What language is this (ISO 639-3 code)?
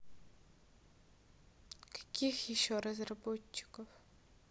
rus